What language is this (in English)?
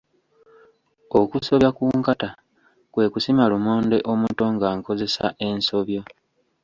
Ganda